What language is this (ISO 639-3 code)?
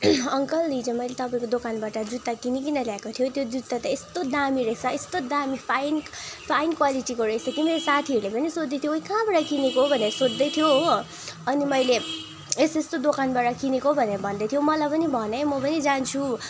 nep